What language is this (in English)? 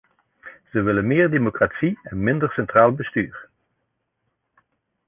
Dutch